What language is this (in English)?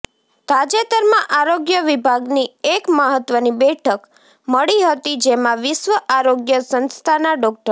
Gujarati